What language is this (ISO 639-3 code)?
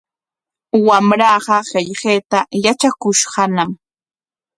qwa